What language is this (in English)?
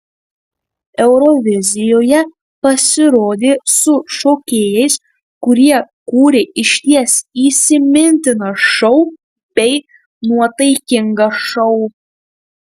Lithuanian